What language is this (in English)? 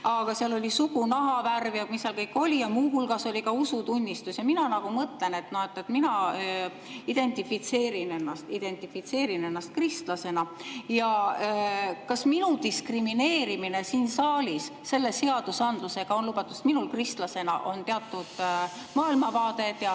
Estonian